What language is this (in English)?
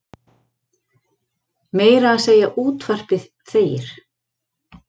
Icelandic